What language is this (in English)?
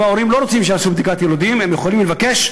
Hebrew